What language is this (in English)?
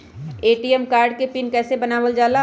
Magahi